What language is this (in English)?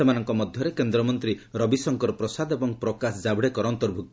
Odia